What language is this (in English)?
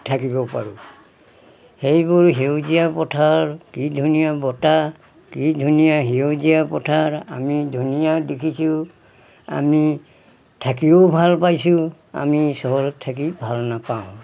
Assamese